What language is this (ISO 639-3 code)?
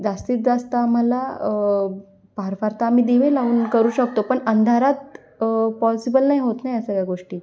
mar